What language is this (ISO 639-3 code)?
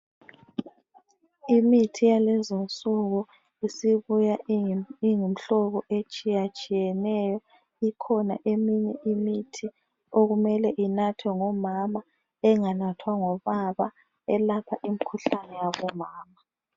nde